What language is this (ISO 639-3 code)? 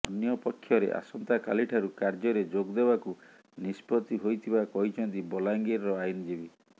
ori